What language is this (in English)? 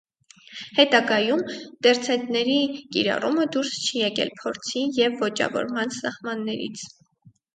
Armenian